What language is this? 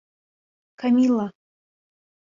Bashkir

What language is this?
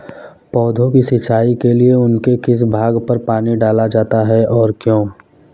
Hindi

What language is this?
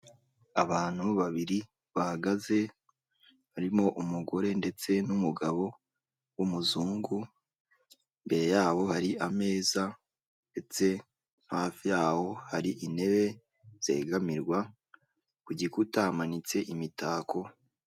Kinyarwanda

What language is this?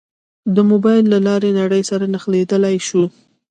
Pashto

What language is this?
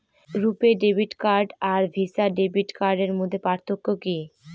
Bangla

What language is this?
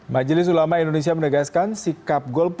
Indonesian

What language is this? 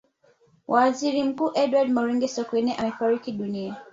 Swahili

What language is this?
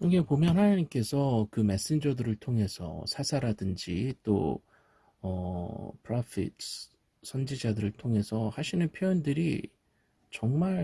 Korean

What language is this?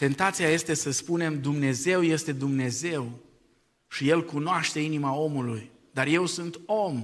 Romanian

